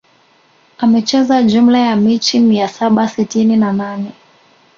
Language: Swahili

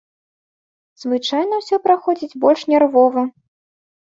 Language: Belarusian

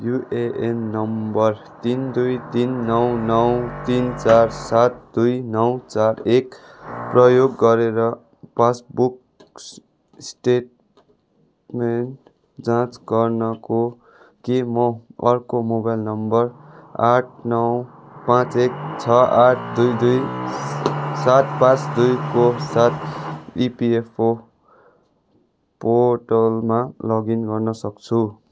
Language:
Nepali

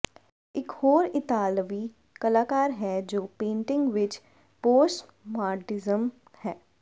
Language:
Punjabi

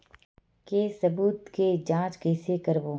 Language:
Chhattisgarhi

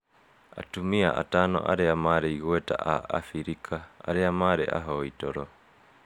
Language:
Kikuyu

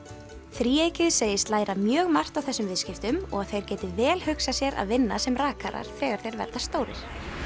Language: Icelandic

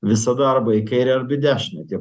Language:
Lithuanian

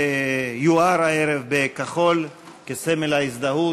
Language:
Hebrew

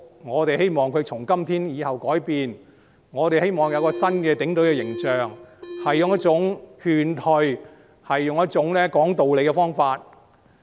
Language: Cantonese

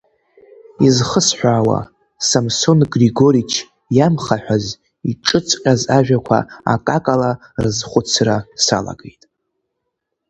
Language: Abkhazian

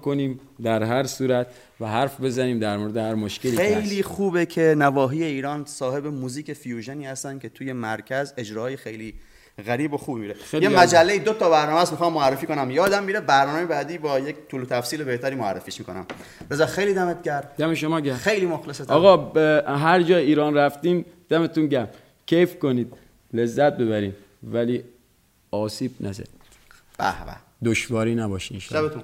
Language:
Persian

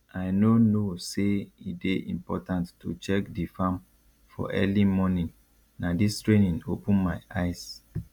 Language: Nigerian Pidgin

